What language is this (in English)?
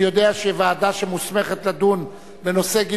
Hebrew